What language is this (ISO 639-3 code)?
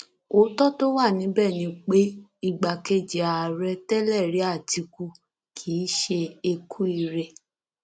yor